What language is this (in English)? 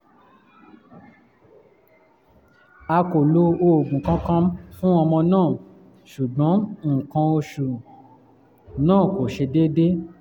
Yoruba